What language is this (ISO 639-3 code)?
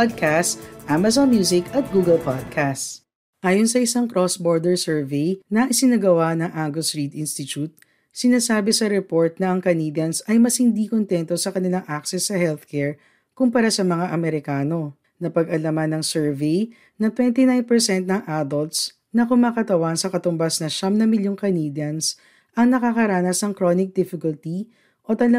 fil